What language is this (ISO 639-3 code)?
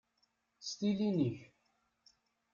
kab